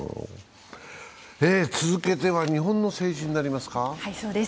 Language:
Japanese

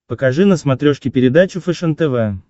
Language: Russian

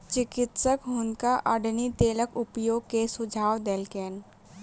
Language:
Maithili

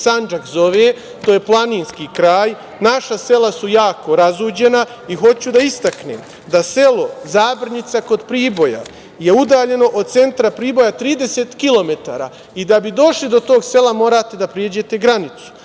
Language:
Serbian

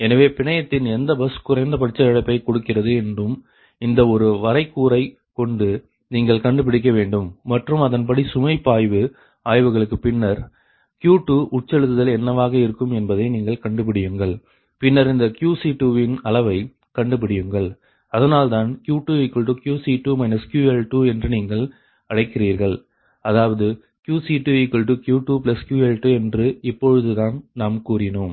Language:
Tamil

